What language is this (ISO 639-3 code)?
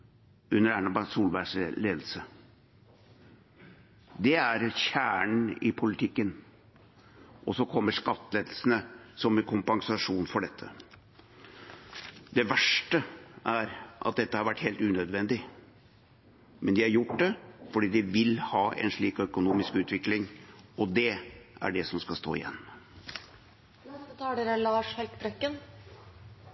nob